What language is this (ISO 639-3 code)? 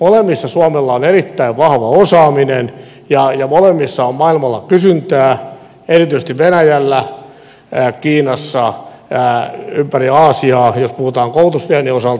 fin